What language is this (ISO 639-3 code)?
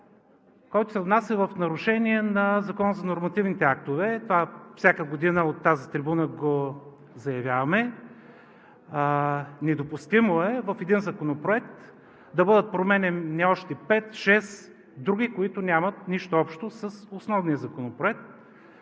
bul